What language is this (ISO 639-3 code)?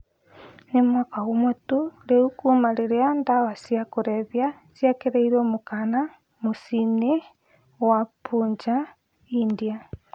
kik